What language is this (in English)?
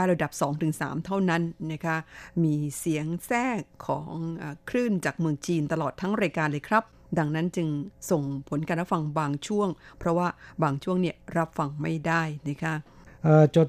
Thai